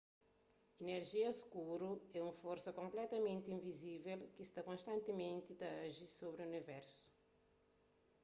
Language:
Kabuverdianu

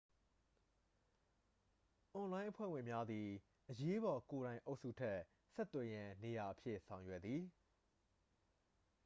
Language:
Burmese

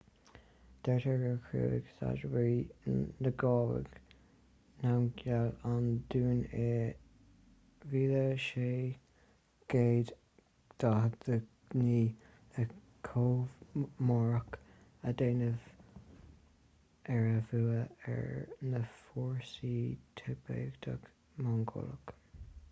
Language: Irish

